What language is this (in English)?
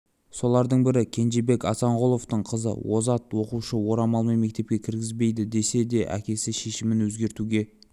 Kazakh